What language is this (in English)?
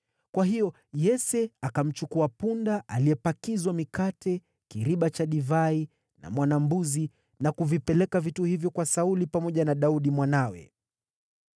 Swahili